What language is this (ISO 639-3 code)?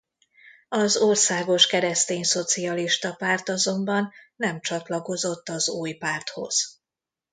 hun